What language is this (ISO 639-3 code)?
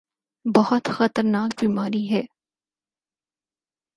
urd